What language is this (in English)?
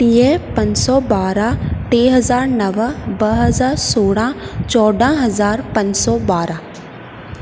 Sindhi